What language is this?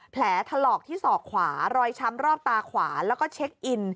Thai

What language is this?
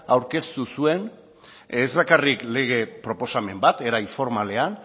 Basque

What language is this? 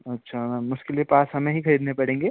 Hindi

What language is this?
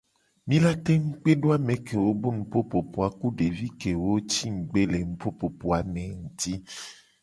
Gen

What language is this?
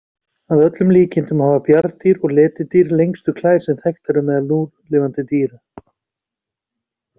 Icelandic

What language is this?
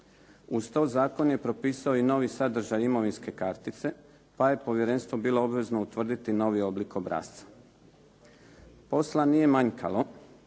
Croatian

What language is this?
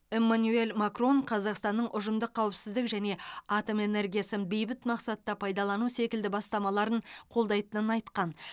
Kazakh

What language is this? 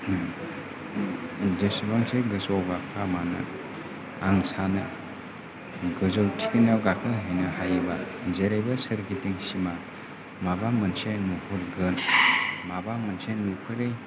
Bodo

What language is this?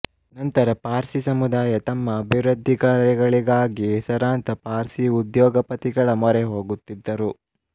Kannada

